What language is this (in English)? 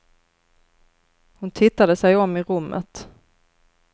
Swedish